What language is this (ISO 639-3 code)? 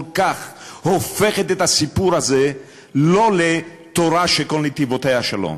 heb